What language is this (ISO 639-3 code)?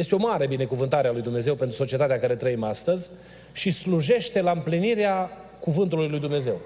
ron